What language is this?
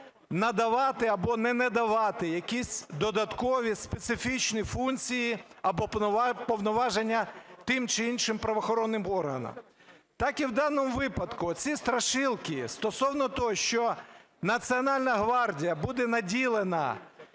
Ukrainian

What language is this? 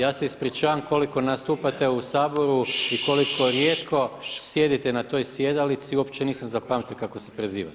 Croatian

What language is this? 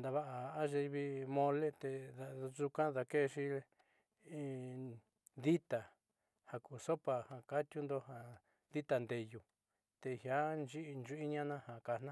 Southeastern Nochixtlán Mixtec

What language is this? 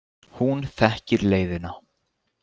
Icelandic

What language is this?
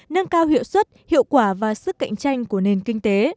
Vietnamese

